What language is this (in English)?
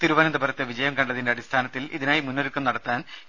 Malayalam